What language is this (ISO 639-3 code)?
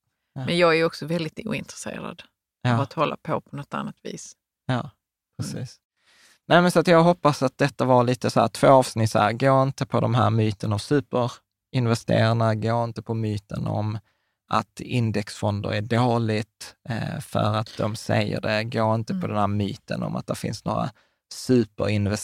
swe